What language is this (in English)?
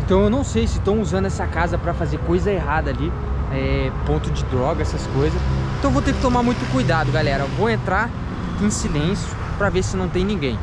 Portuguese